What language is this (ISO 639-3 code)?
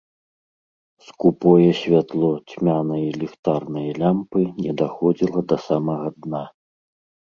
bel